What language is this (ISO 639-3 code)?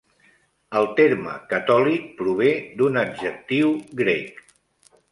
cat